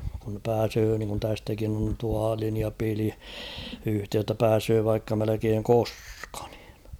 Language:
Finnish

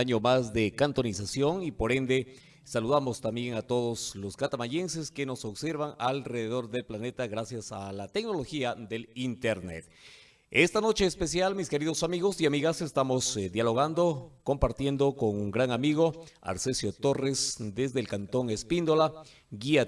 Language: Spanish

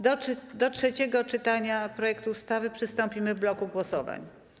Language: Polish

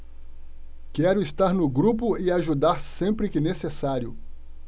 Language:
Portuguese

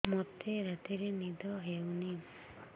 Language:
Odia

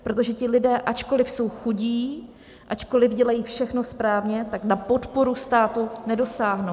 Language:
Czech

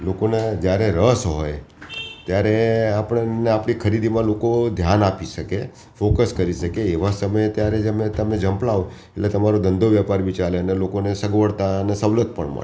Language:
Gujarati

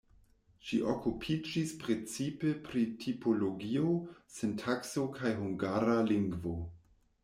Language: Esperanto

